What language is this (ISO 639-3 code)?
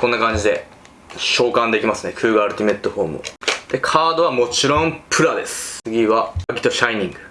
jpn